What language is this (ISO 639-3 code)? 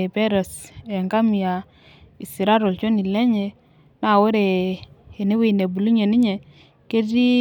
mas